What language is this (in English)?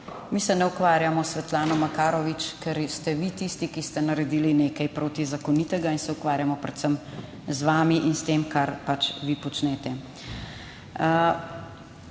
Slovenian